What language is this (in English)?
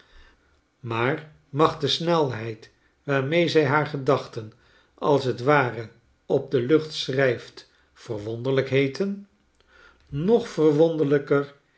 Dutch